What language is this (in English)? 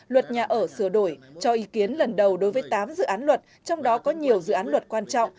Vietnamese